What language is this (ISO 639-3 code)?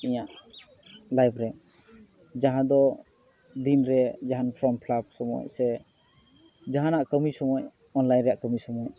sat